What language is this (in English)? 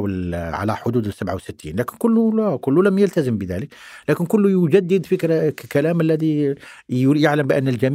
Arabic